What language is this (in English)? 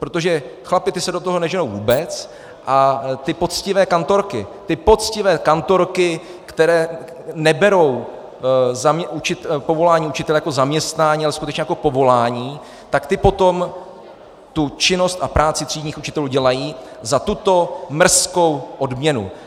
Czech